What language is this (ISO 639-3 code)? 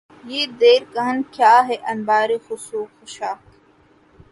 urd